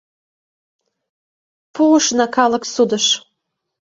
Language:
Mari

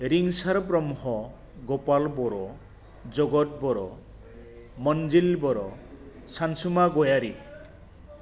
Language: Bodo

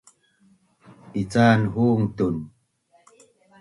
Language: Bunun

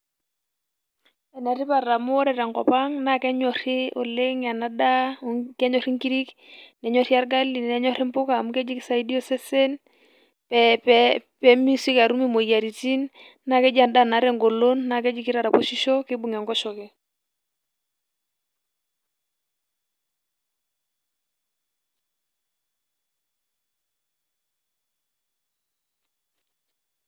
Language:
Masai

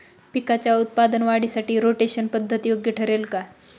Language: Marathi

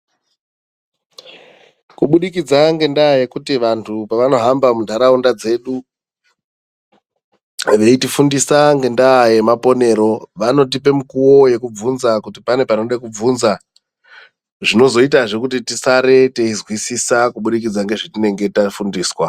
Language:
Ndau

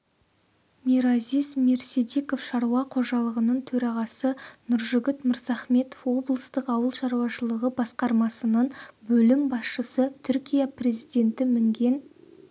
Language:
Kazakh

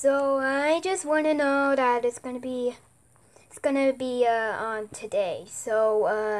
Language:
English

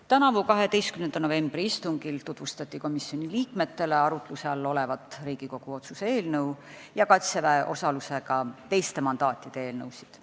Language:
Estonian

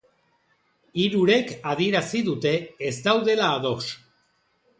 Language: Basque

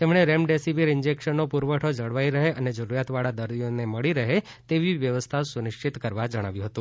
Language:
Gujarati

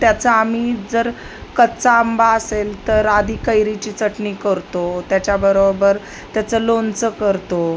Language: Marathi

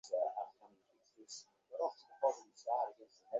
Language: Bangla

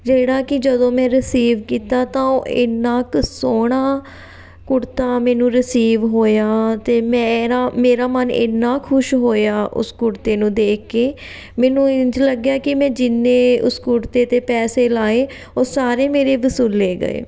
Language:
Punjabi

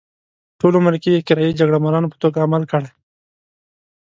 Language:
Pashto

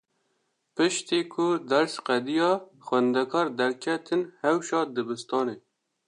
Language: Kurdish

